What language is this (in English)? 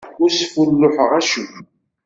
Kabyle